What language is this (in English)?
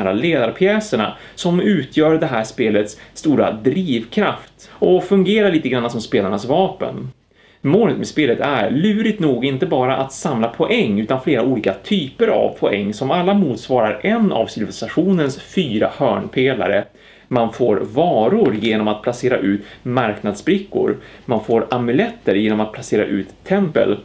Swedish